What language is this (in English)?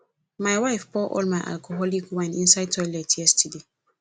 Nigerian Pidgin